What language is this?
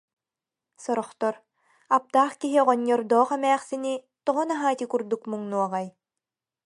Yakut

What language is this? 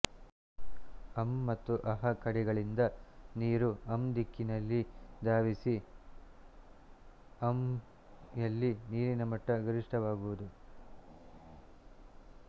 Kannada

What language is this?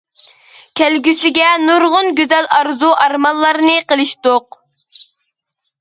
Uyghur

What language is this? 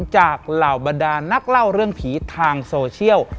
Thai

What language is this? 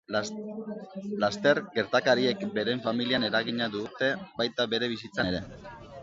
Basque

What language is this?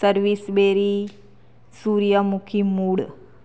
Gujarati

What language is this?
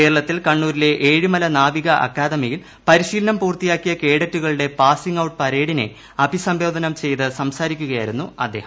Malayalam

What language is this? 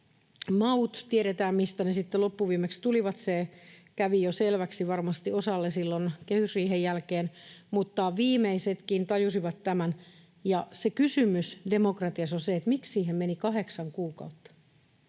Finnish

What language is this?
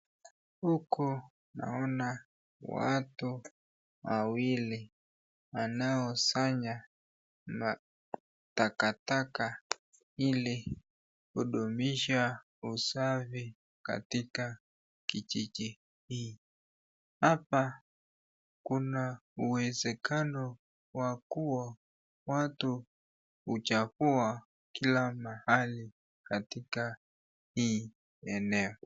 Swahili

